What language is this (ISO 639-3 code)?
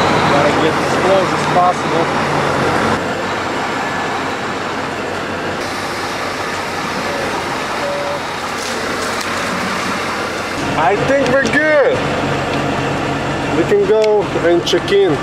eng